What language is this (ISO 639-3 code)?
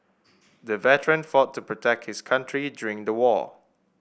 eng